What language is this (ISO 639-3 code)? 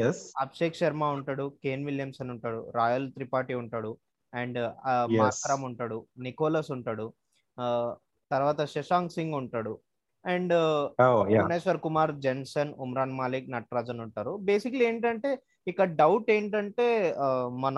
tel